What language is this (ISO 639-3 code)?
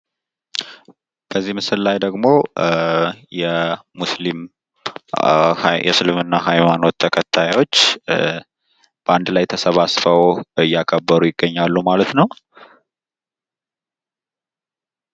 amh